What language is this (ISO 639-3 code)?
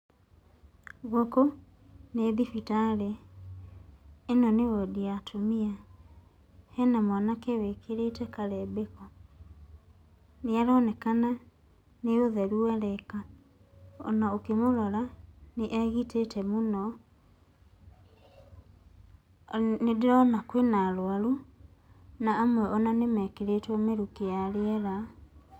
kik